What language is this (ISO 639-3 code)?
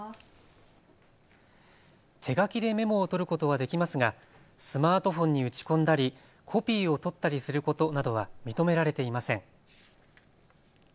jpn